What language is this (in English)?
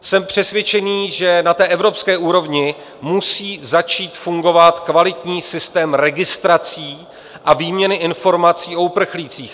Czech